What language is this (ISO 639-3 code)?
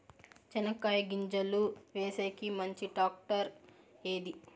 tel